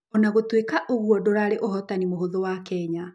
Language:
Kikuyu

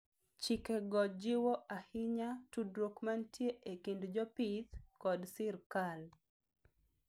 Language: Luo (Kenya and Tanzania)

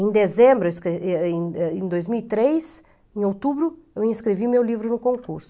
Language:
Portuguese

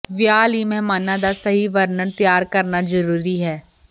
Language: Punjabi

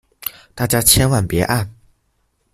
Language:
Chinese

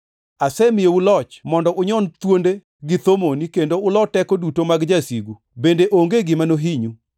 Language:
Luo (Kenya and Tanzania)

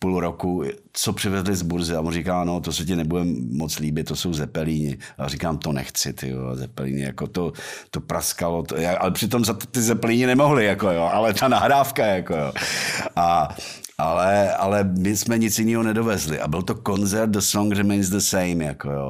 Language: Czech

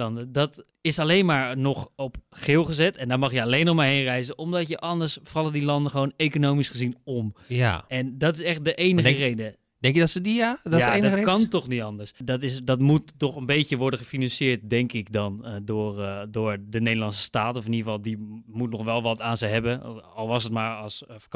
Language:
Dutch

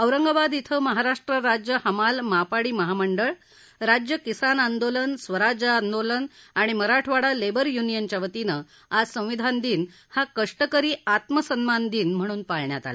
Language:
Marathi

